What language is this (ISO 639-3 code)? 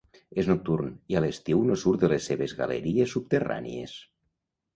cat